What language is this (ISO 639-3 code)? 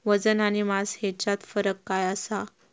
mar